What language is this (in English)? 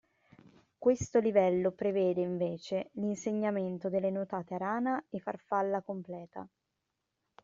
Italian